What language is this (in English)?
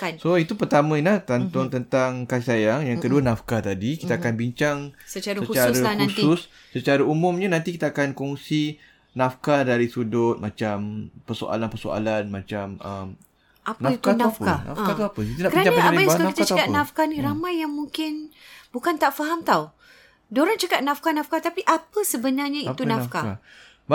Malay